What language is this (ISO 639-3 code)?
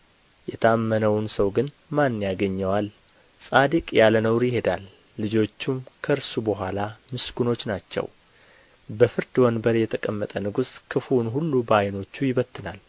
amh